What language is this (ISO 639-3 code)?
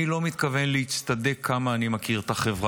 heb